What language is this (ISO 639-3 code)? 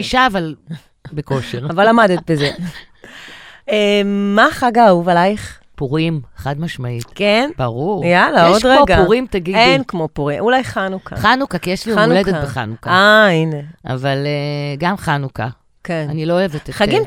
heb